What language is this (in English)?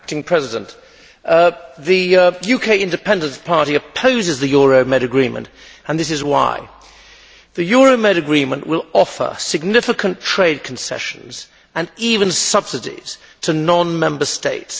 English